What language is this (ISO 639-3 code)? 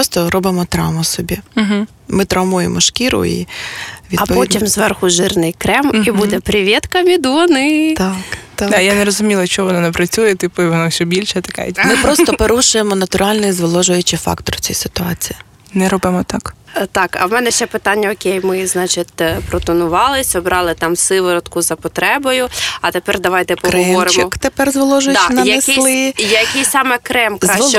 ukr